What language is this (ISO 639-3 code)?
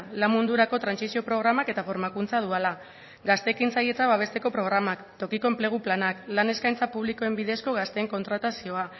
eus